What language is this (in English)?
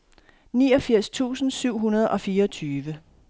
Danish